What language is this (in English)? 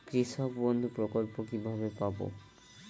Bangla